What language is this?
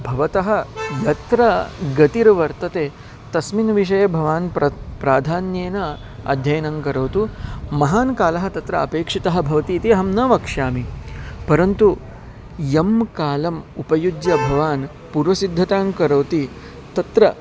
Sanskrit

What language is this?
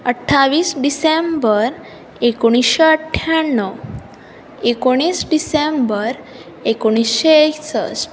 Konkani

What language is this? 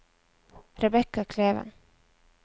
Norwegian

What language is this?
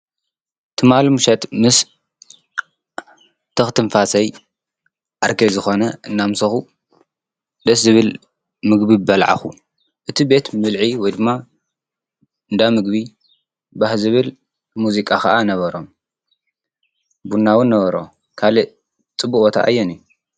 Tigrinya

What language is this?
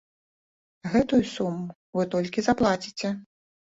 Belarusian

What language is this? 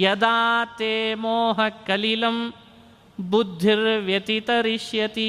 Kannada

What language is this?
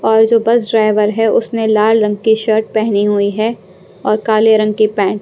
Hindi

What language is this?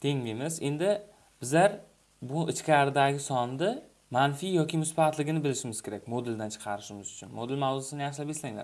Turkish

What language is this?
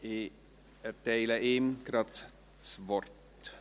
Swiss German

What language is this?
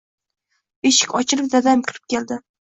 Uzbek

